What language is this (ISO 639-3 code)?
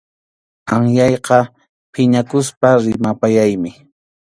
qxu